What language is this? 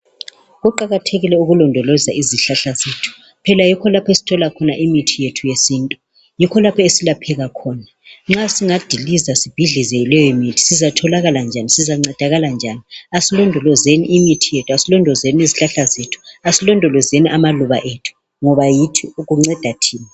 North Ndebele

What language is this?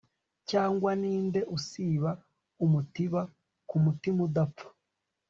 Kinyarwanda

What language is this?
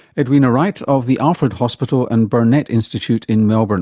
English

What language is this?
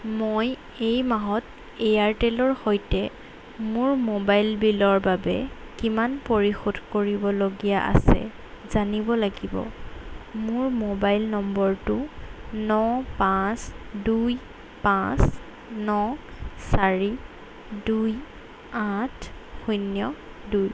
Assamese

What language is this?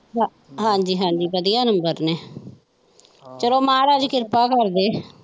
Punjabi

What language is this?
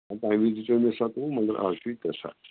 Kashmiri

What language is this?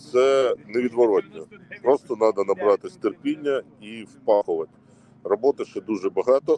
Ukrainian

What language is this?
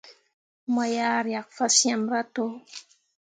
Mundang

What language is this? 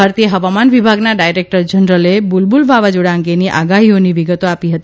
Gujarati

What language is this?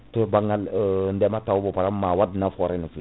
Fula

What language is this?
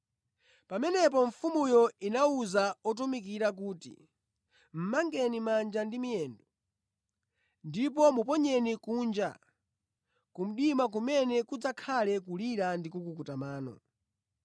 Nyanja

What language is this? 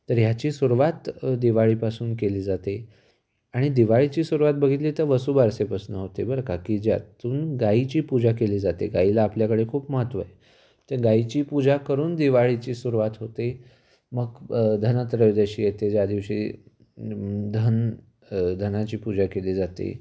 Marathi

